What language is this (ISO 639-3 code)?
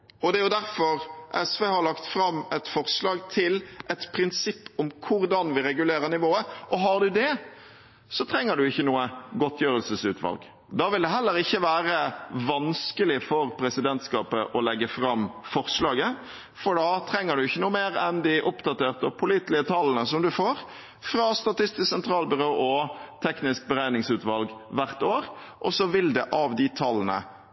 nob